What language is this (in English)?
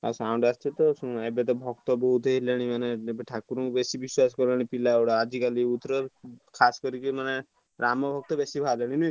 Odia